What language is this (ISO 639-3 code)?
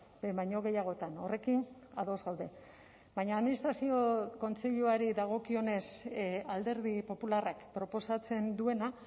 eus